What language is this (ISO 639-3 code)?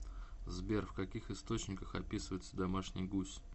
rus